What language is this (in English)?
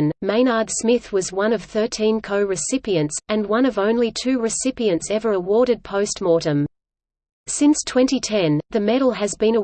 English